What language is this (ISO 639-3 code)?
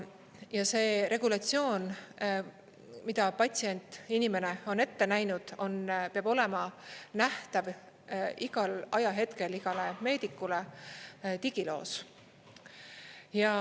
est